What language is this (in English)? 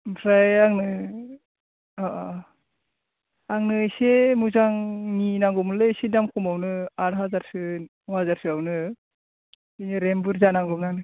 Bodo